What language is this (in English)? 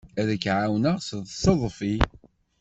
Kabyle